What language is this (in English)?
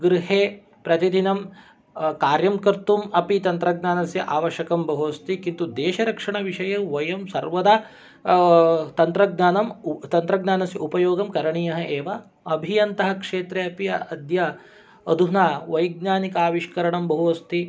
Sanskrit